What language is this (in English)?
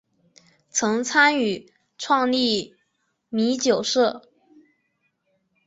Chinese